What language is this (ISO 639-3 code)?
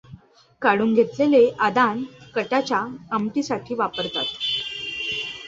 mar